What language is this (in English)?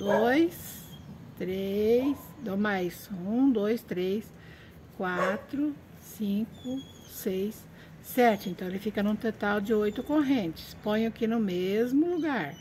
Portuguese